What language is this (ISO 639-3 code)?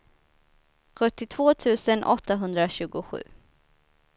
swe